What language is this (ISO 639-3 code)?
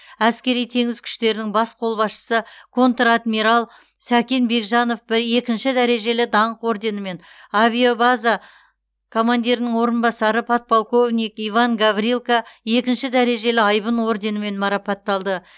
kaz